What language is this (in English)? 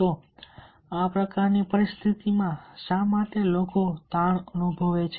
Gujarati